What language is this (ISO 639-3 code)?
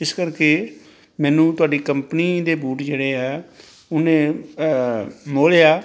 pan